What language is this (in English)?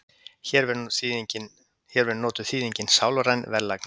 Icelandic